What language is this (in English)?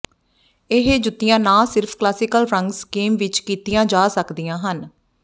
Punjabi